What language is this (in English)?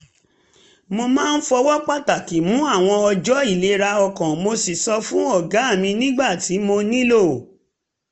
Yoruba